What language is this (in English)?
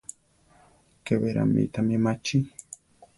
Central Tarahumara